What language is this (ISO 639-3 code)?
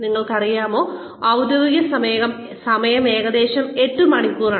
mal